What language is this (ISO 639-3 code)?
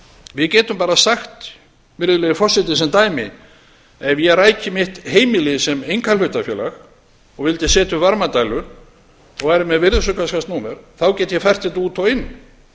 isl